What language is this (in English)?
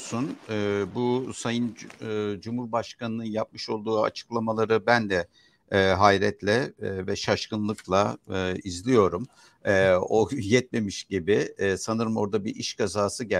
Turkish